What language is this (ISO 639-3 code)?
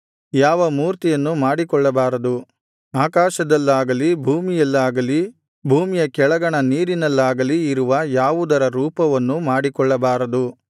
kan